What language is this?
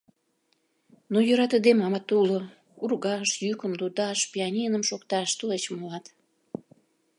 Mari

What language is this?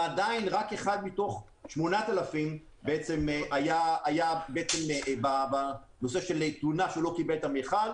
Hebrew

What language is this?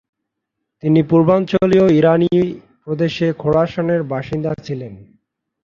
Bangla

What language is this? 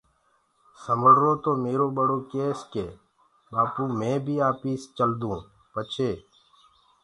Gurgula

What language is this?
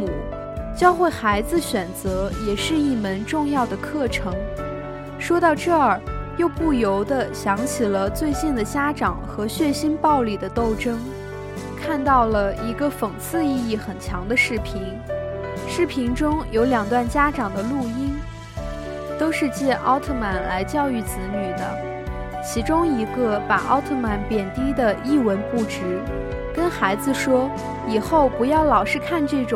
Chinese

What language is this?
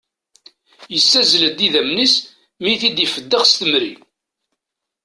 Kabyle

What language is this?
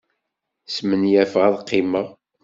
Kabyle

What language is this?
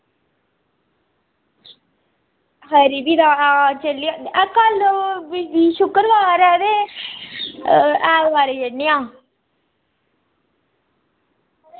Dogri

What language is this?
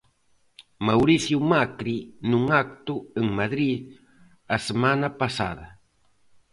Galician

